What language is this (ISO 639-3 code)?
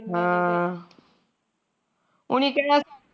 pan